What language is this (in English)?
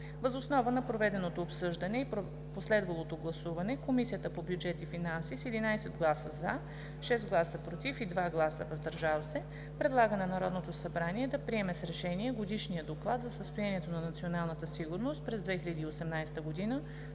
Bulgarian